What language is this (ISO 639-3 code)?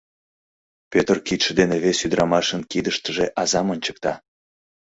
chm